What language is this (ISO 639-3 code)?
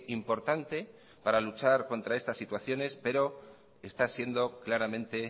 spa